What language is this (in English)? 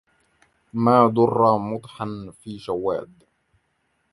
Arabic